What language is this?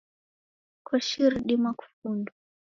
Taita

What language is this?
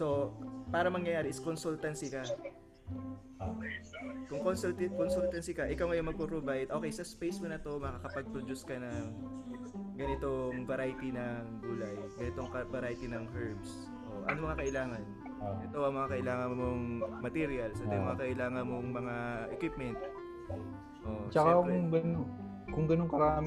Filipino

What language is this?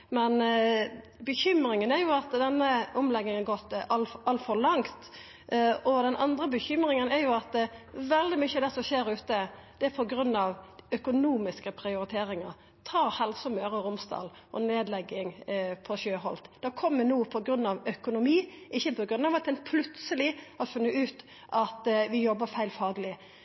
Norwegian Nynorsk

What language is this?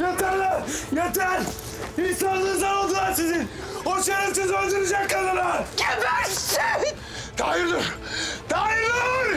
Turkish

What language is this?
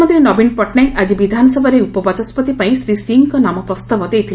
Odia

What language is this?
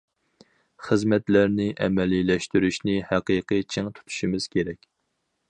Uyghur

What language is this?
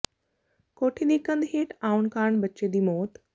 Punjabi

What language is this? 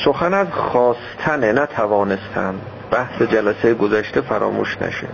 Persian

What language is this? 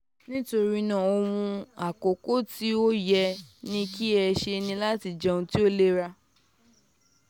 Yoruba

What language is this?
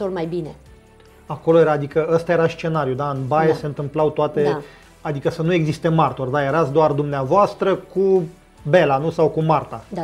Romanian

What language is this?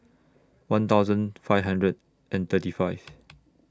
English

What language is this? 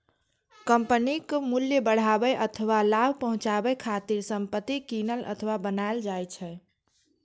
Maithili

